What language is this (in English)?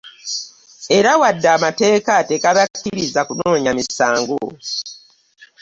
Ganda